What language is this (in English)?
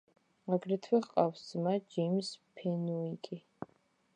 Georgian